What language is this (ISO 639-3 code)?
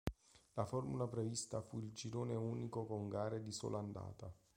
ita